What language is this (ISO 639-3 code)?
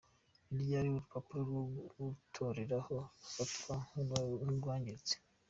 kin